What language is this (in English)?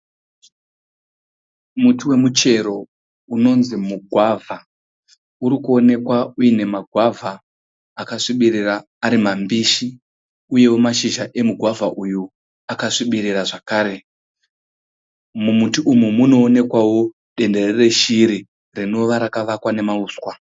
Shona